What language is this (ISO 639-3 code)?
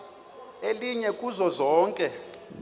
xho